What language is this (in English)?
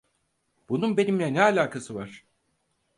Turkish